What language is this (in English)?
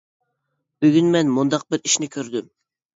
Uyghur